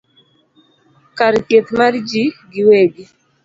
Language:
Luo (Kenya and Tanzania)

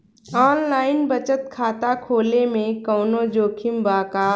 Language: Bhojpuri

